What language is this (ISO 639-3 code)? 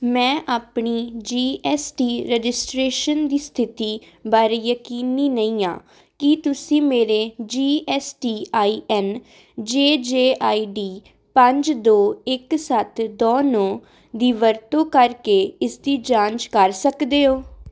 pan